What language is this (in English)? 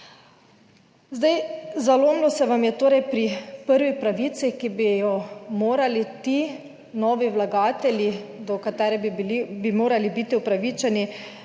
Slovenian